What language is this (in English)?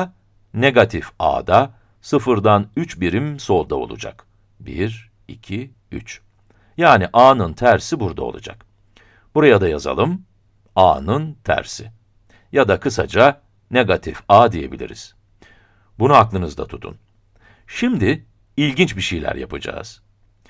Turkish